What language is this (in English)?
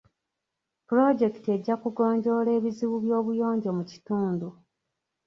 Ganda